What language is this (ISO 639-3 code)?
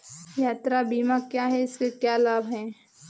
hin